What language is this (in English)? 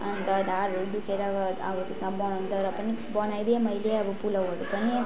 Nepali